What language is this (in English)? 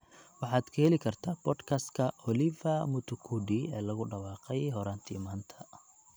Somali